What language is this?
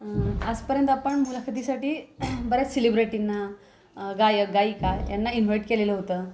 Marathi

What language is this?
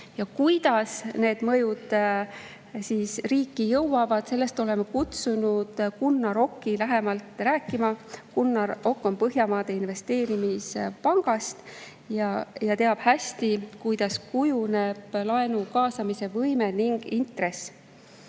Estonian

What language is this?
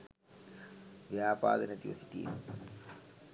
Sinhala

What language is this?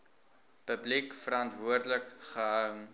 Afrikaans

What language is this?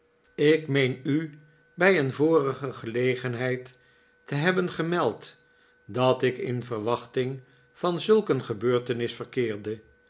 Dutch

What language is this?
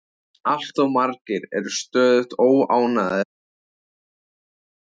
Icelandic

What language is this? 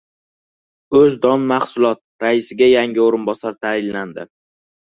Uzbek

